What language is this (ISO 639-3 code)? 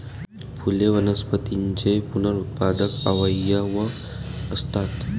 mar